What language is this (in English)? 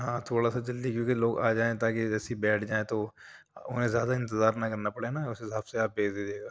Urdu